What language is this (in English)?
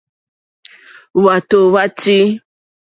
Mokpwe